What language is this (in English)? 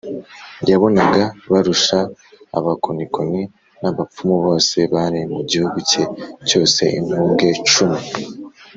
Kinyarwanda